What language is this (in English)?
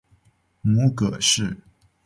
Chinese